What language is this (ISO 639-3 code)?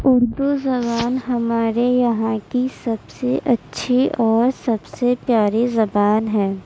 urd